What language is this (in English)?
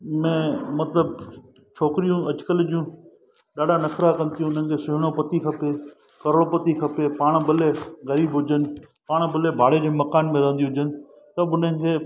Sindhi